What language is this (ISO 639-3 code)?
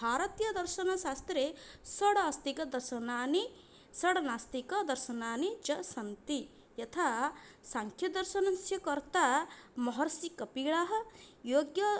san